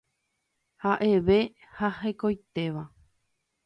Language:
Guarani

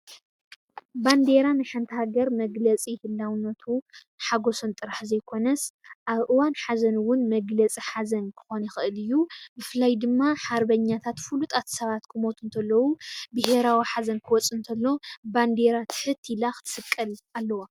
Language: Tigrinya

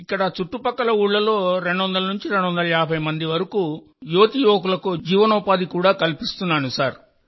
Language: Telugu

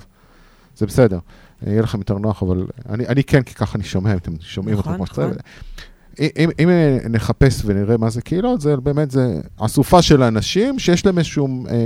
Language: Hebrew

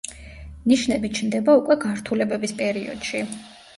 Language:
Georgian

